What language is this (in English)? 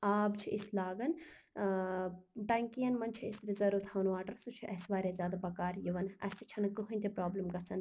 Kashmiri